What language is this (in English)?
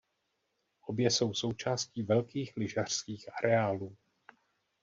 Czech